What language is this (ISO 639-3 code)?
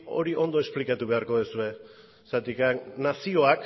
eus